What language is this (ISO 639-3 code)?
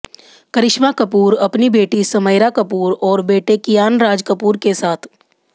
hin